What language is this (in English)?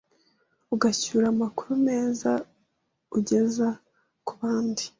Kinyarwanda